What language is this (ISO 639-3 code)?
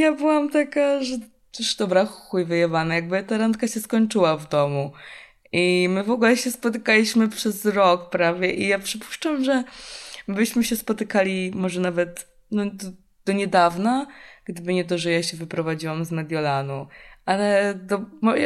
pol